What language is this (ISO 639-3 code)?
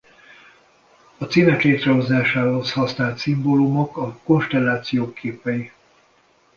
hun